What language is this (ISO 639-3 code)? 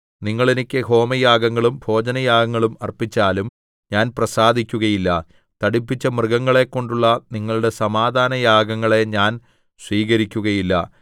mal